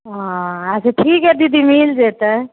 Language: Maithili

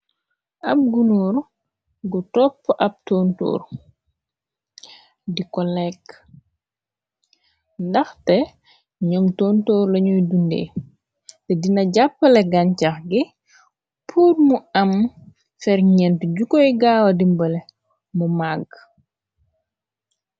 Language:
Wolof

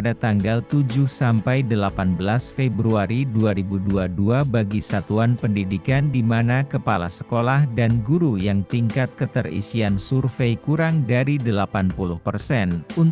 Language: Indonesian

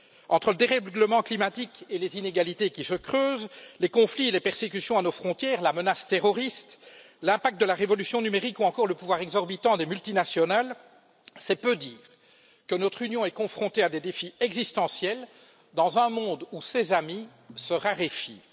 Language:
French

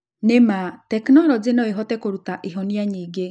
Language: Kikuyu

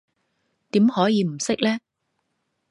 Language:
Cantonese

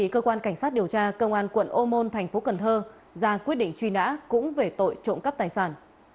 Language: Vietnamese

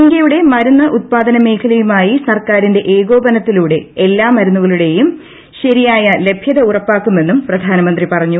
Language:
Malayalam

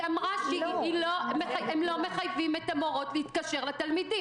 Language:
Hebrew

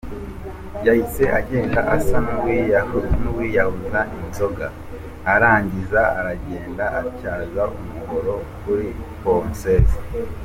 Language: Kinyarwanda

